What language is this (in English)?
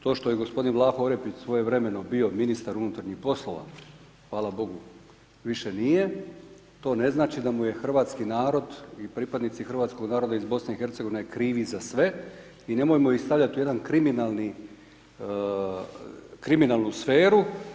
Croatian